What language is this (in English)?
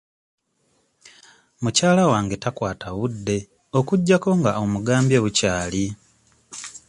Ganda